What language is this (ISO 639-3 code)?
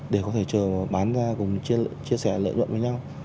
vie